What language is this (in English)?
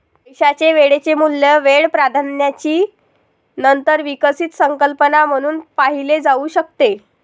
Marathi